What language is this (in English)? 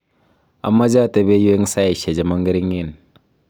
Kalenjin